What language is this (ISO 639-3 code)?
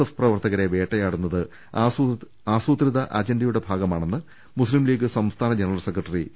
mal